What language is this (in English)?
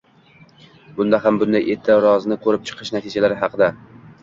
Uzbek